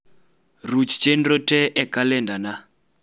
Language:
Luo (Kenya and Tanzania)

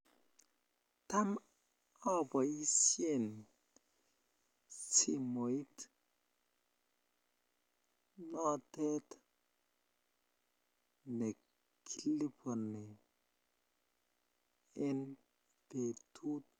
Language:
Kalenjin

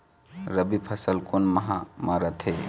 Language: Chhattisgarhi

